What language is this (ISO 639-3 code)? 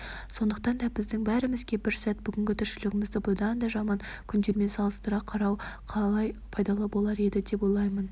kaz